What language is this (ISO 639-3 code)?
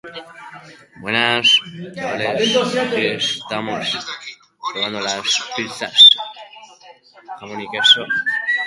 eus